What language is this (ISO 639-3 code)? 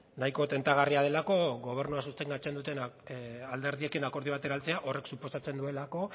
eus